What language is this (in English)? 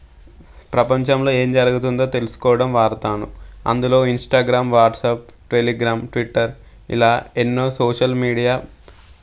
Telugu